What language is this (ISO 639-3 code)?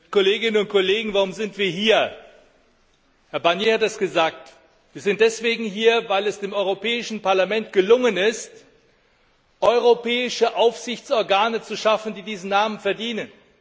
deu